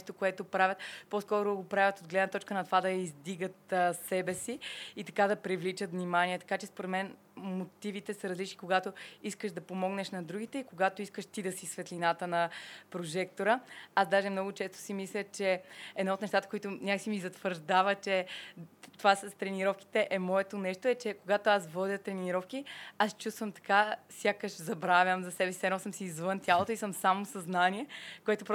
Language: Bulgarian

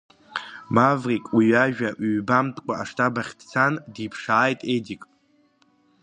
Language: Abkhazian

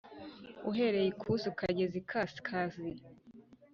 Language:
Kinyarwanda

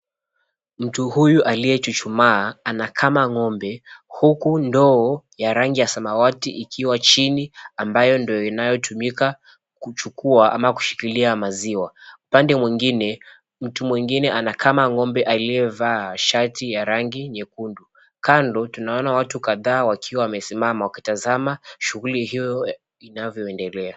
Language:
Swahili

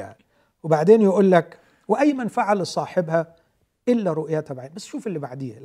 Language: Arabic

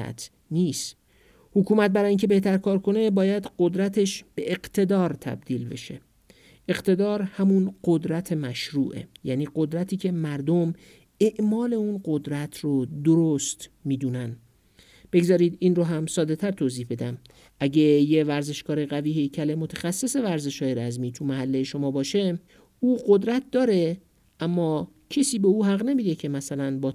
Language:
Persian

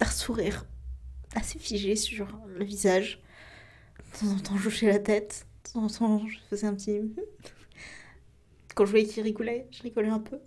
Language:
French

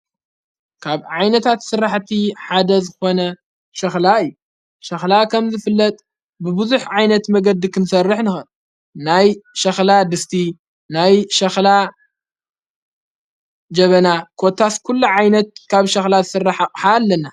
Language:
Tigrinya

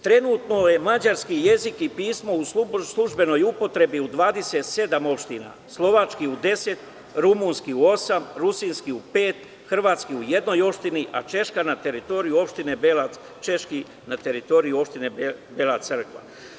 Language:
Serbian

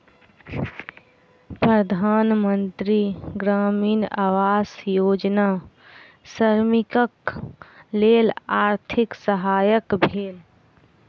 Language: Maithili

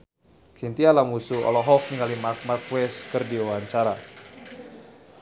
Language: Sundanese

